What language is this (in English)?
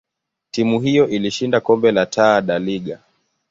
Swahili